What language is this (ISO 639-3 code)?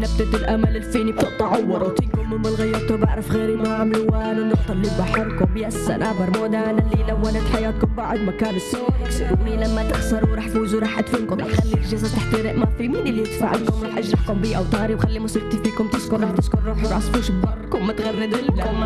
ara